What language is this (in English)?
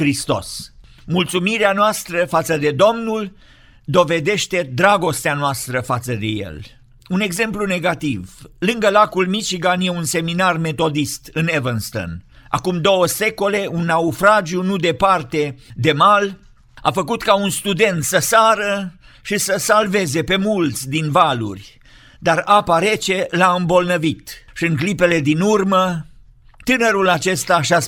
Romanian